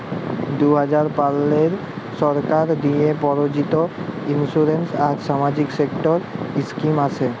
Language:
Bangla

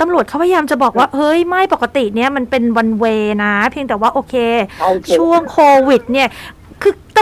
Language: Thai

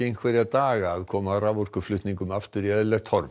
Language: Icelandic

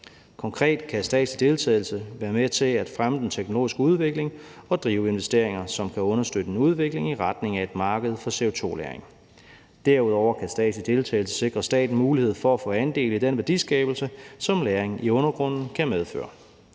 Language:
Danish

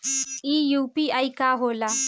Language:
Bhojpuri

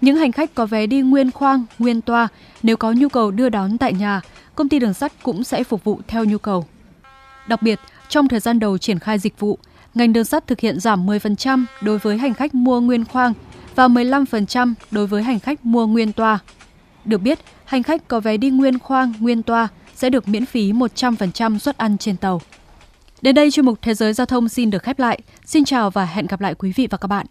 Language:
Vietnamese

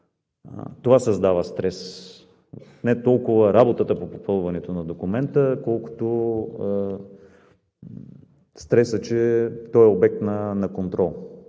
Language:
Bulgarian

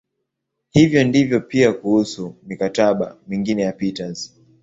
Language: Swahili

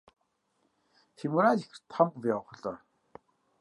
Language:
Kabardian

